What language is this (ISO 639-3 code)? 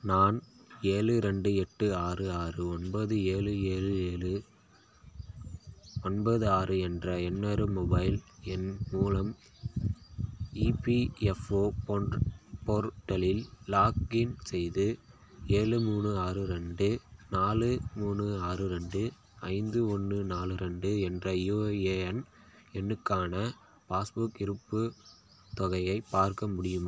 tam